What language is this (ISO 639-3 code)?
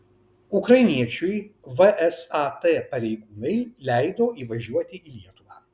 lit